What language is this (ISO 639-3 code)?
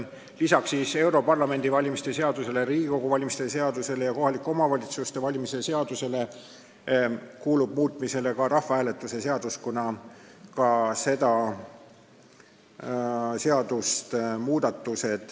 est